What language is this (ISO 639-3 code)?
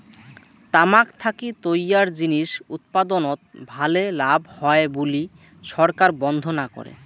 ben